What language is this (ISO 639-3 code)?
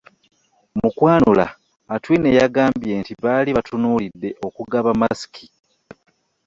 lug